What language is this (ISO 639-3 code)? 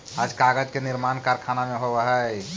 mag